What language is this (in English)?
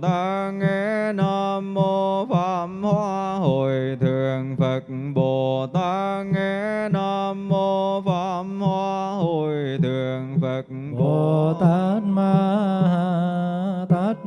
Vietnamese